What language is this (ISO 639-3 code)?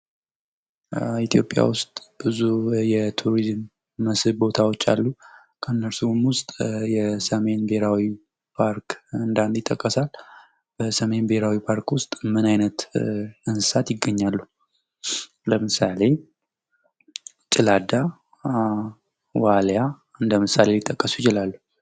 amh